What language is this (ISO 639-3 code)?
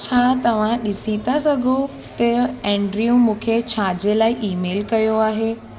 snd